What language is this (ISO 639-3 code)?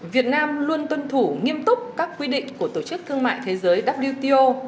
vie